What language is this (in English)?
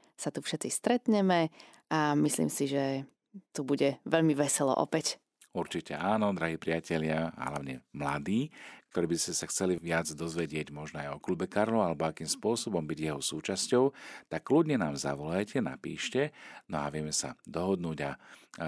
Slovak